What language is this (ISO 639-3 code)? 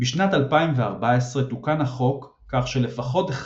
heb